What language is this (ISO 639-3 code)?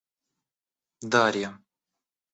rus